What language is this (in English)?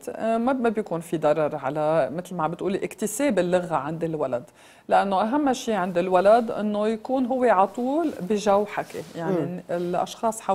Arabic